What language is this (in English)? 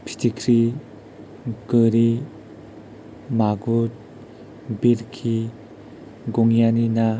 Bodo